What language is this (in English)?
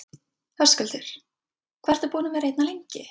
Icelandic